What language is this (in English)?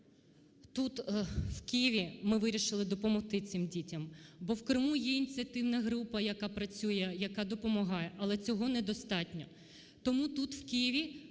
Ukrainian